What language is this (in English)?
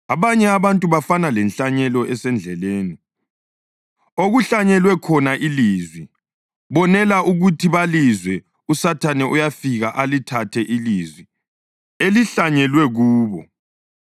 North Ndebele